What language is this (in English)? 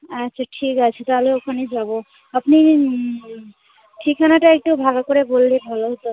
Bangla